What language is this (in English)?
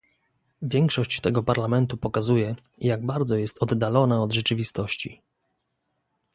Polish